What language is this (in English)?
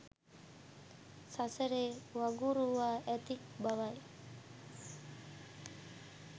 Sinhala